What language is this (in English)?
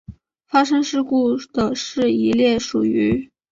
Chinese